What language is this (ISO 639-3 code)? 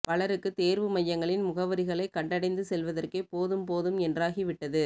tam